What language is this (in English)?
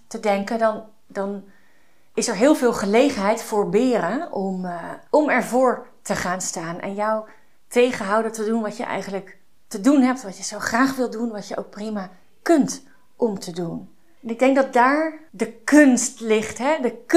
Dutch